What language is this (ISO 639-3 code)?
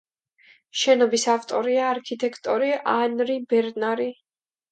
kat